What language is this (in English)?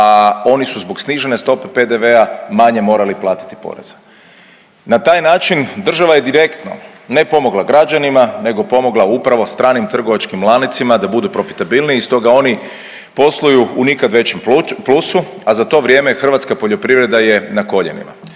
Croatian